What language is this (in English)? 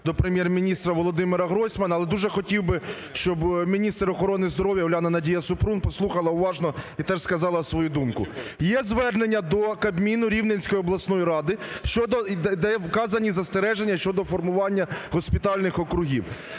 Ukrainian